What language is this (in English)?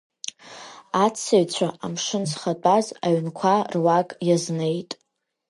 Abkhazian